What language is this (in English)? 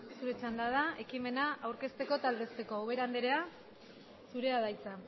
Basque